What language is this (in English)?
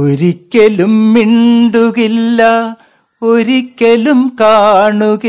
Malayalam